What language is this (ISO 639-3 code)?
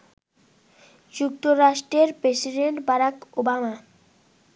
ben